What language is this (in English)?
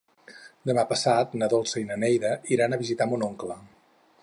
Catalan